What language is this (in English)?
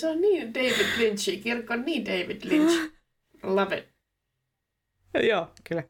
Finnish